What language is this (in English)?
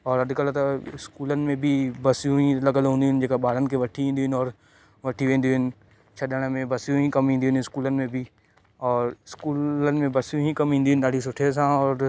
Sindhi